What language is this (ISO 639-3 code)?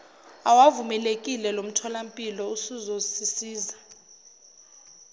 zul